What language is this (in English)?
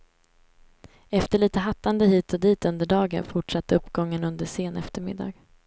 Swedish